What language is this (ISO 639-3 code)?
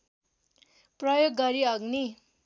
nep